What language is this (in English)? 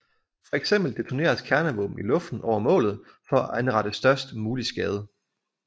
Danish